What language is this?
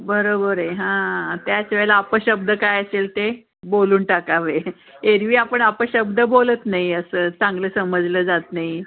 Marathi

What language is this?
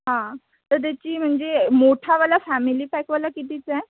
Marathi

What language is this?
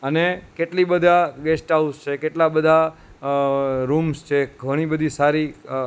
Gujarati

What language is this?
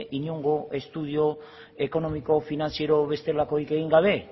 Basque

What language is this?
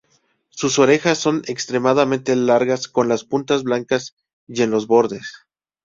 Spanish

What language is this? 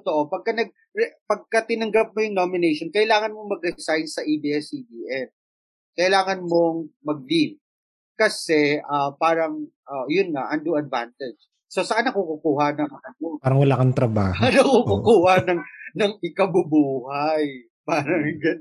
Filipino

